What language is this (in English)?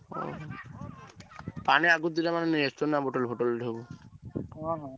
Odia